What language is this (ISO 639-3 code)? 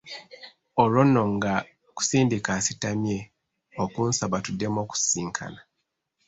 lug